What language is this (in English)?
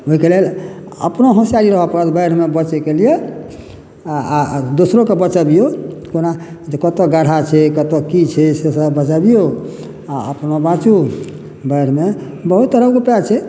Maithili